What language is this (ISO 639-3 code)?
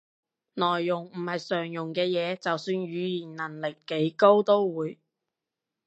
yue